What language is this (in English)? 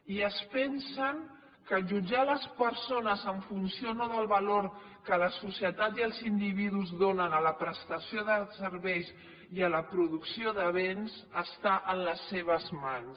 Catalan